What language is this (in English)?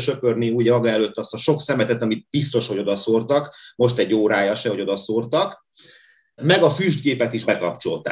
Hungarian